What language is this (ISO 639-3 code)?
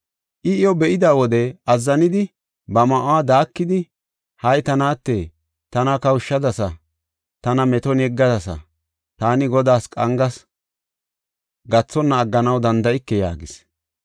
gof